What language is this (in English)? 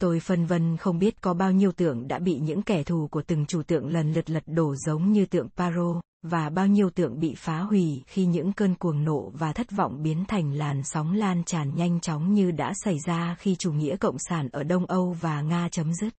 Vietnamese